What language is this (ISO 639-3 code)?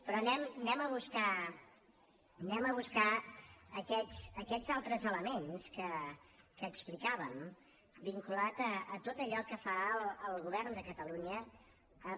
cat